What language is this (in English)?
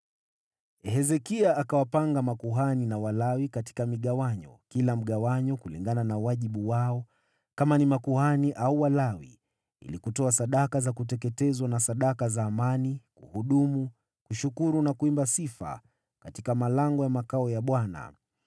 Swahili